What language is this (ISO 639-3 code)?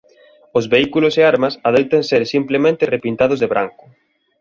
glg